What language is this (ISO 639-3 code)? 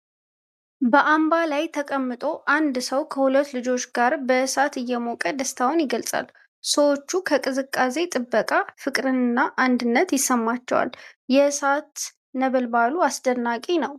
amh